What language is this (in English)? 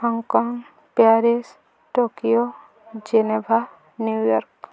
Odia